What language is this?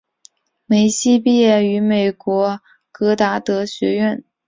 Chinese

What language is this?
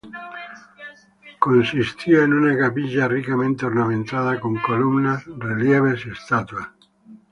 Spanish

